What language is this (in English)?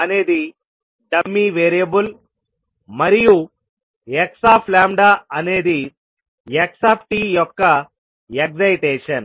Telugu